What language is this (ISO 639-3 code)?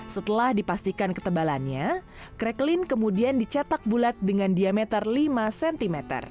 ind